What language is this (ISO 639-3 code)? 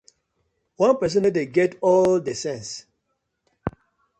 pcm